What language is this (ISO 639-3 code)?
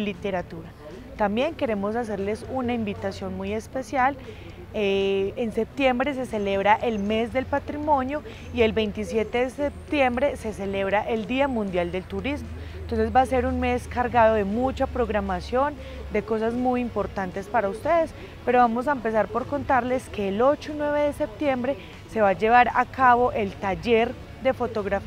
spa